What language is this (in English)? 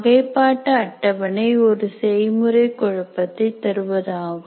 Tamil